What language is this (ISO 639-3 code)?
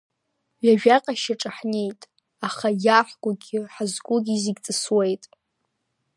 abk